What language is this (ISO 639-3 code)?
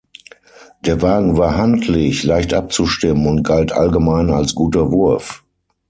deu